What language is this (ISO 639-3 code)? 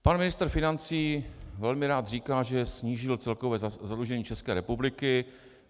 ces